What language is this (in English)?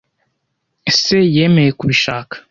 Kinyarwanda